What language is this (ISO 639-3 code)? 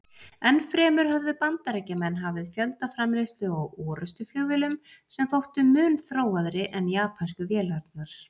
isl